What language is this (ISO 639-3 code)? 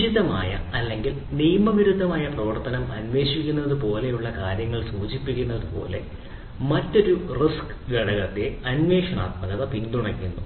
mal